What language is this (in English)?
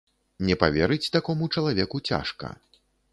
Belarusian